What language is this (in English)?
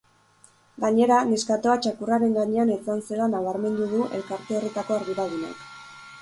Basque